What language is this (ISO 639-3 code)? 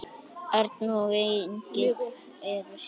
isl